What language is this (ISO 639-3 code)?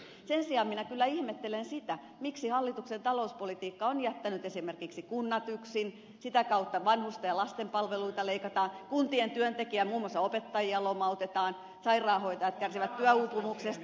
fin